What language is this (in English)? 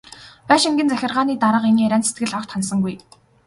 Mongolian